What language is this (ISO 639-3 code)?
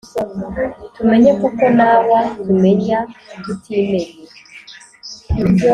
kin